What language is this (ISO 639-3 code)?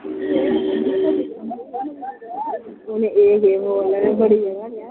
doi